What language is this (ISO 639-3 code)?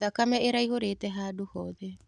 kik